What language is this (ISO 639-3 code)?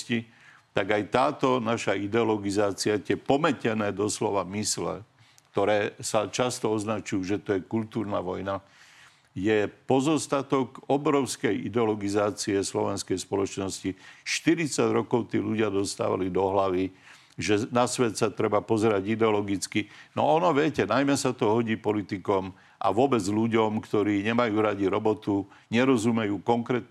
slk